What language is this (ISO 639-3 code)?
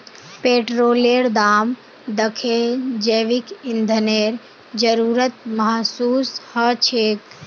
mag